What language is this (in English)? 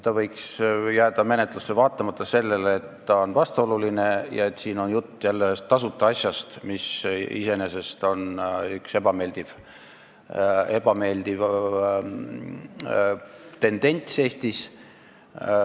Estonian